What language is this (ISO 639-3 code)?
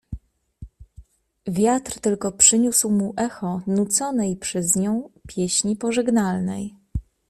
pol